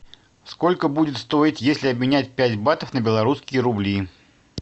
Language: Russian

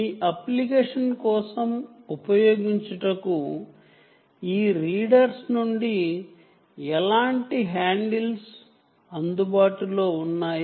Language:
Telugu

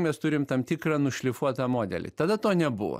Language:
Lithuanian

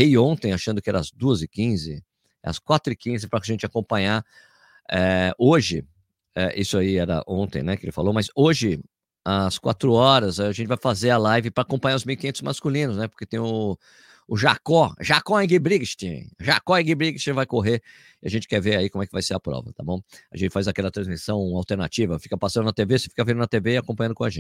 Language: Portuguese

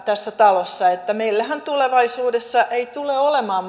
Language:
Finnish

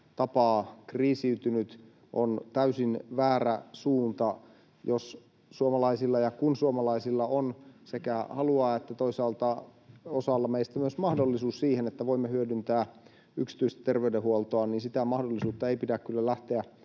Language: Finnish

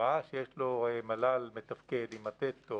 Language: Hebrew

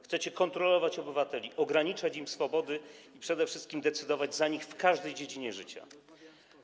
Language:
Polish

